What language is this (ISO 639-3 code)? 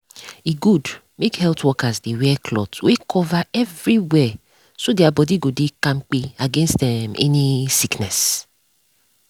pcm